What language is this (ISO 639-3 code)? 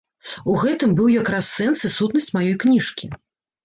bel